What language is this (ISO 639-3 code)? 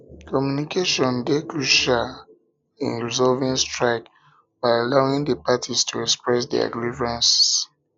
pcm